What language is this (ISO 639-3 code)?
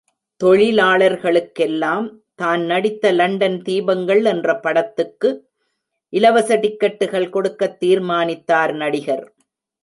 tam